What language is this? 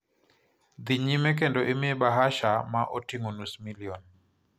Luo (Kenya and Tanzania)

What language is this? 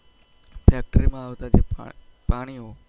Gujarati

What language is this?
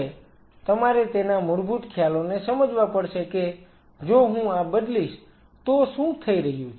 Gujarati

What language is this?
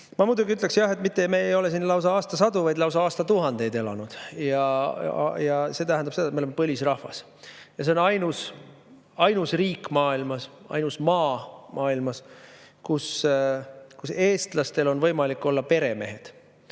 Estonian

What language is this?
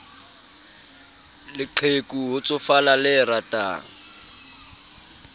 Southern Sotho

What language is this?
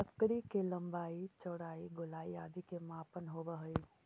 Magahi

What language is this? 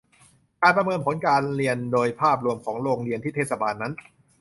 Thai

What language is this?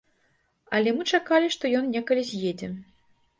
Belarusian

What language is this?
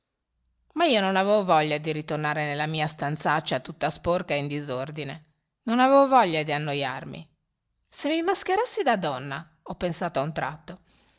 Italian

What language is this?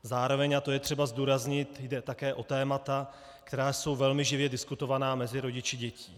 Czech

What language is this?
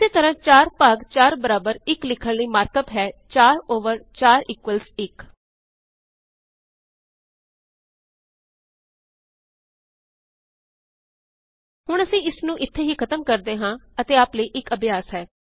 Punjabi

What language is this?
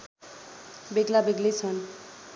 Nepali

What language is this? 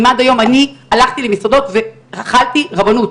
Hebrew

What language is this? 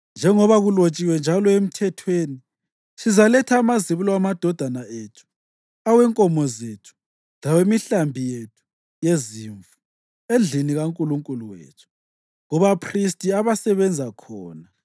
North Ndebele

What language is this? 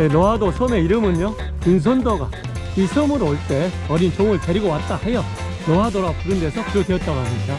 Korean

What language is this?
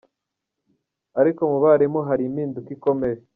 Kinyarwanda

